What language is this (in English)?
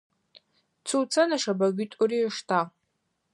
Adyghe